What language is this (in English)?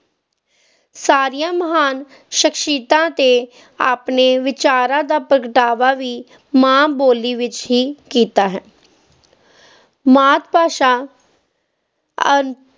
Punjabi